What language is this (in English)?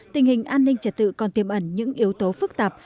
Vietnamese